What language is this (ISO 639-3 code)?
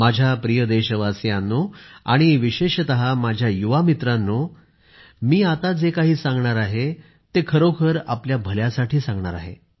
mar